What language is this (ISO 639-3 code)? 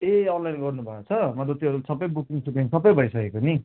nep